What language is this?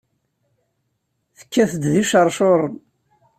Kabyle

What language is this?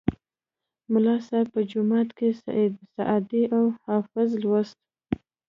Pashto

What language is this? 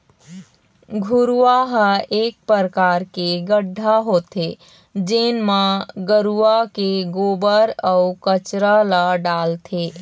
Chhattisgarhi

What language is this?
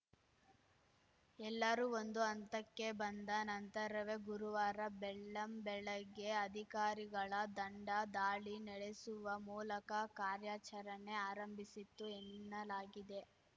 Kannada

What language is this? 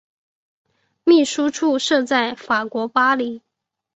Chinese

